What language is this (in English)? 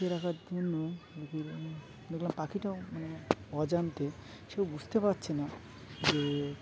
Bangla